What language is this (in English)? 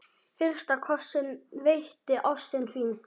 Icelandic